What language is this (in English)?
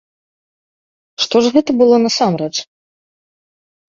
Belarusian